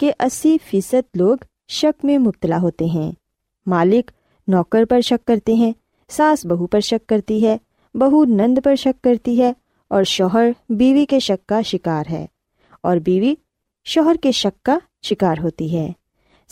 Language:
Urdu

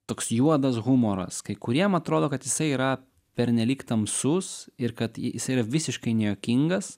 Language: Lithuanian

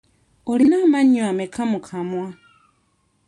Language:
Ganda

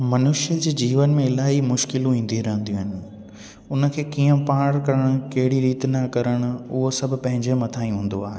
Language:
Sindhi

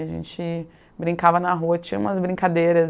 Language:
Portuguese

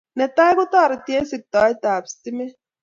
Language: Kalenjin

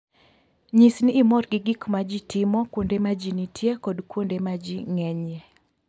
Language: Luo (Kenya and Tanzania)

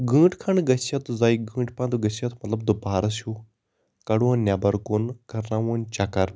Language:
Kashmiri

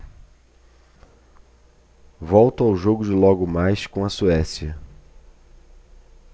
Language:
Portuguese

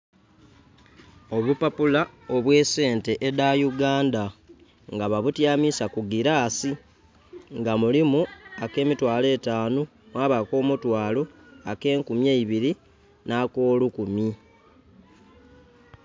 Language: Soga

